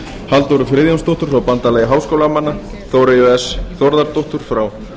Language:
Icelandic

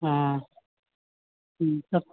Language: Maithili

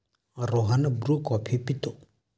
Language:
Marathi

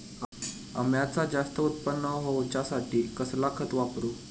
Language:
Marathi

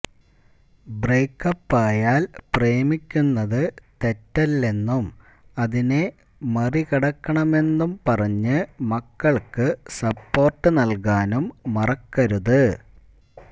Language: Malayalam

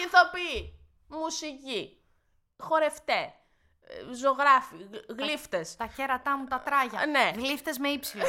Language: Greek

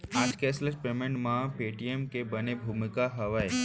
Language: Chhattisgarhi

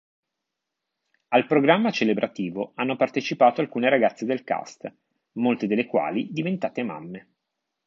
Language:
Italian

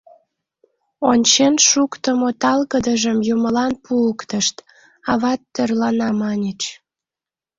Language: Mari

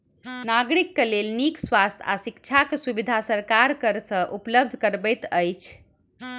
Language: Maithili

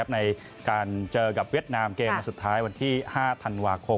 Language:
Thai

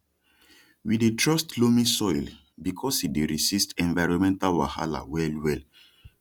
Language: Nigerian Pidgin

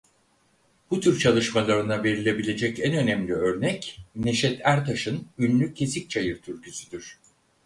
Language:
Turkish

